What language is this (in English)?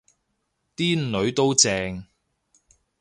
Cantonese